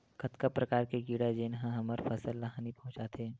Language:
Chhattisgarhi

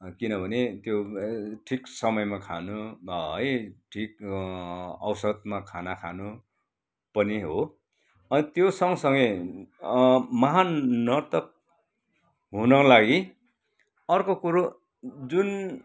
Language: Nepali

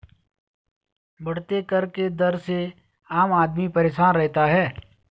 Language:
Hindi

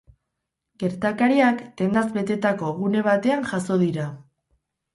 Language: Basque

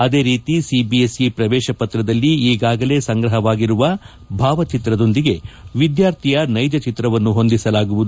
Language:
Kannada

